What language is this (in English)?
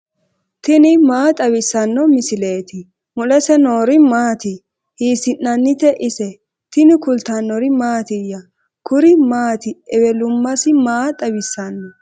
Sidamo